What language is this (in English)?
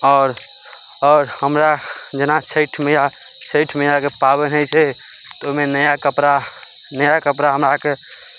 Maithili